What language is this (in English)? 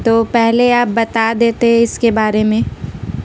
Urdu